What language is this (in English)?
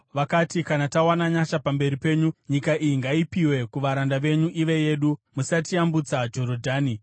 Shona